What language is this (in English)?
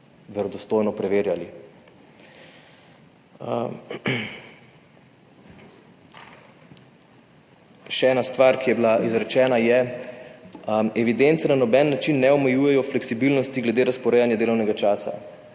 Slovenian